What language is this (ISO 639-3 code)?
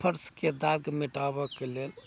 mai